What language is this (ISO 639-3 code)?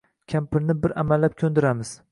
uzb